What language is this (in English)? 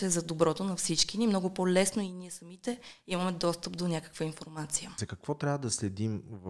Bulgarian